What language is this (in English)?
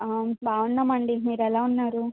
Telugu